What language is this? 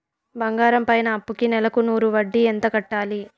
Telugu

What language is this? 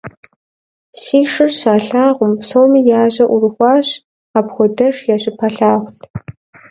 Kabardian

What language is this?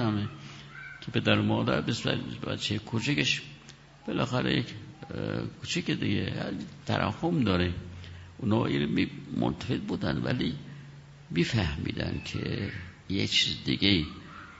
Persian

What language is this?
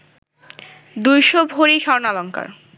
Bangla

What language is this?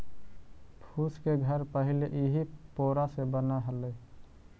Magahi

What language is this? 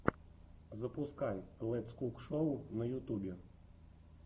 Russian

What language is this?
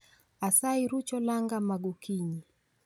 Luo (Kenya and Tanzania)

